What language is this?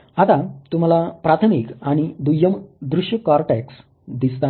Marathi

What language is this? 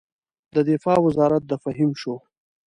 Pashto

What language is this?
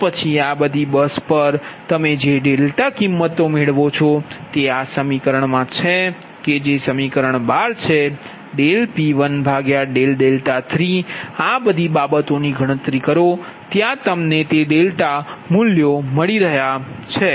Gujarati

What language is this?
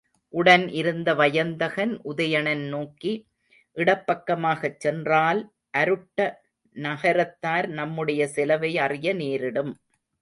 Tamil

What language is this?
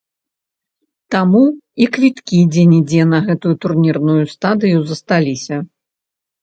Belarusian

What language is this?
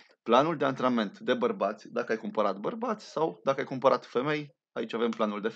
Romanian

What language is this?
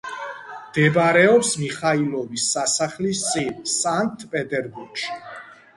Georgian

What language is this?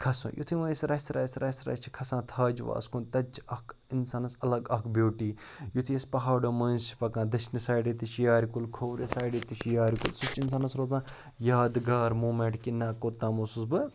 Kashmiri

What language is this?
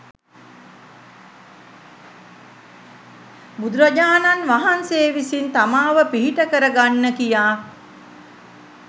Sinhala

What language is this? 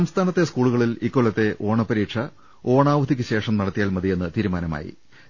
Malayalam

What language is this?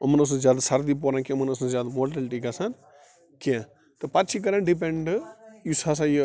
Kashmiri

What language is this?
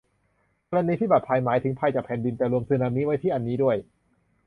Thai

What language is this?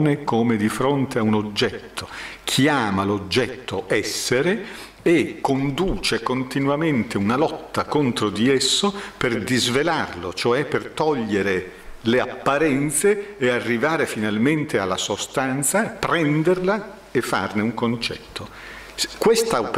Italian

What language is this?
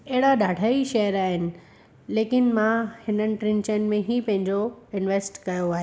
Sindhi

